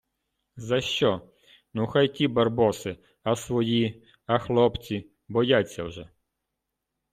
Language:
Ukrainian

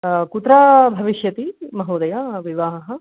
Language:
Sanskrit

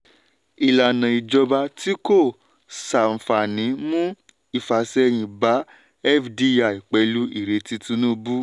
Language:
Yoruba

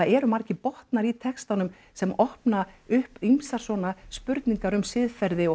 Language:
Icelandic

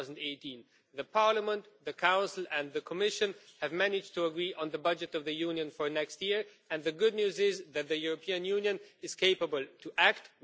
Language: English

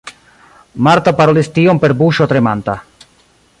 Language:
Esperanto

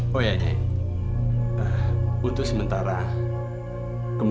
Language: Indonesian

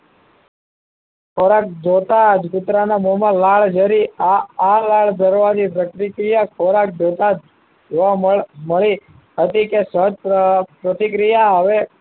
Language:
Gujarati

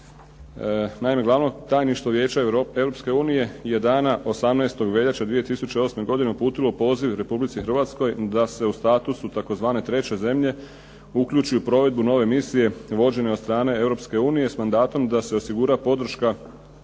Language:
Croatian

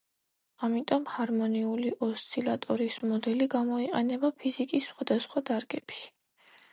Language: Georgian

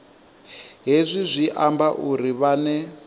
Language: Venda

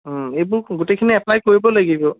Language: Assamese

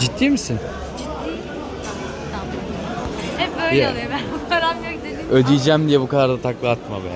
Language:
Turkish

